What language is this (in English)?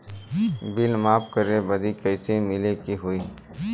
Bhojpuri